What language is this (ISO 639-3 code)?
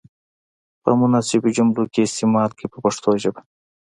pus